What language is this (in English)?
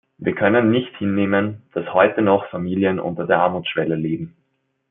German